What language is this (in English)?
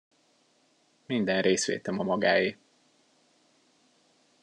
Hungarian